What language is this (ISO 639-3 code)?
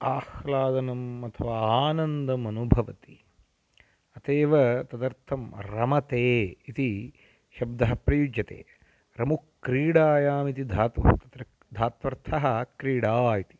san